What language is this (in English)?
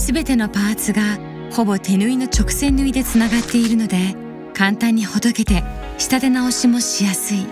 Japanese